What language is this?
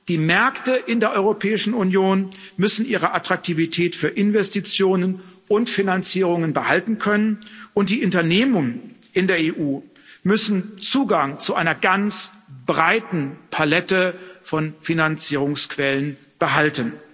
German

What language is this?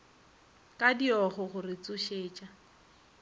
Northern Sotho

